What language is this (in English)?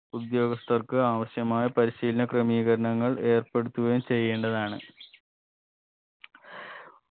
Malayalam